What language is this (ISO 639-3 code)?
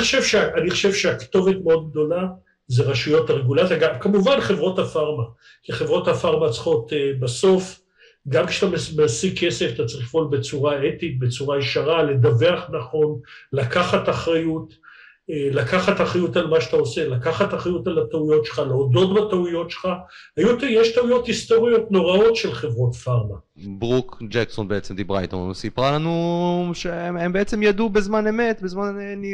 heb